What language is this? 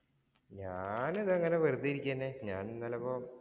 Malayalam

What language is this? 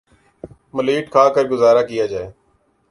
Urdu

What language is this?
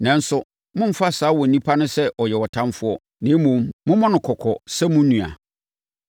Akan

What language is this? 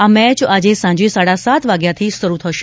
Gujarati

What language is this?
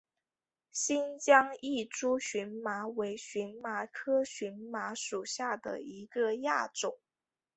Chinese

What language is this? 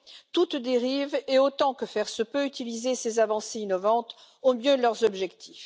French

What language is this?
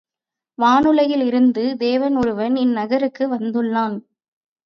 Tamil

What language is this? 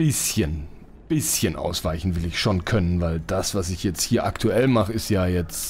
German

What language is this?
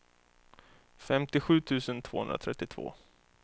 Swedish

